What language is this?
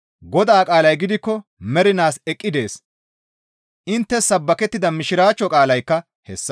Gamo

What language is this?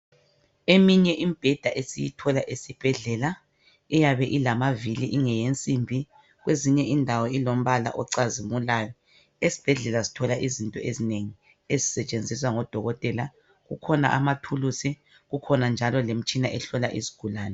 North Ndebele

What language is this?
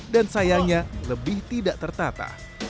Indonesian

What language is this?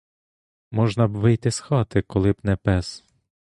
Ukrainian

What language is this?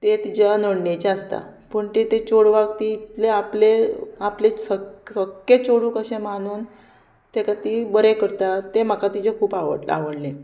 Konkani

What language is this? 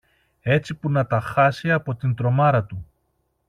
Greek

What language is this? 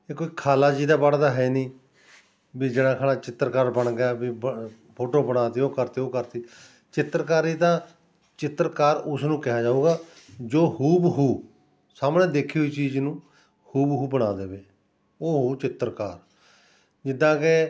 Punjabi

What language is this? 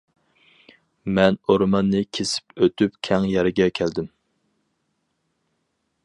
Uyghur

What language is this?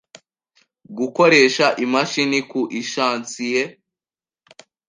Kinyarwanda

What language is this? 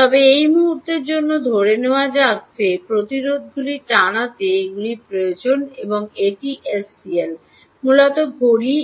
Bangla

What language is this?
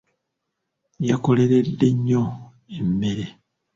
Ganda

